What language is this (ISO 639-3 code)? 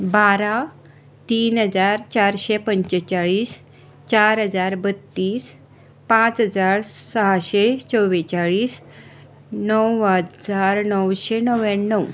kok